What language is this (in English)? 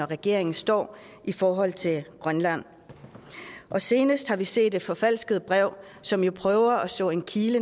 Danish